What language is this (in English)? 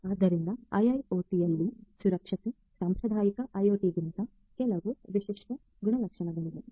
Kannada